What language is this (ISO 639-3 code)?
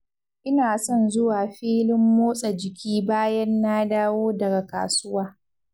hau